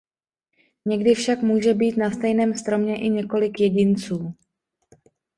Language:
Czech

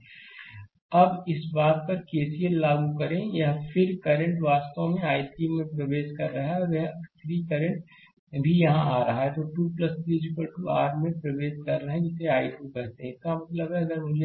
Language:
Hindi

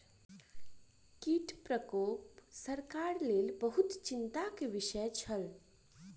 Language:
Maithili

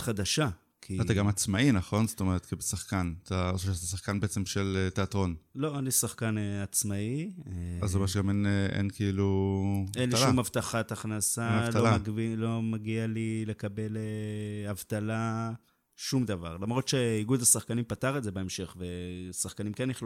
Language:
Hebrew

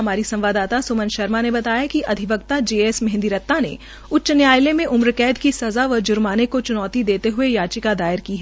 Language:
Hindi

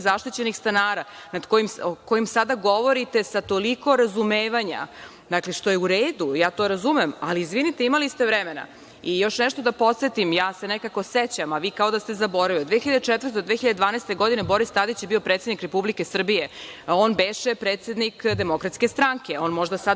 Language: Serbian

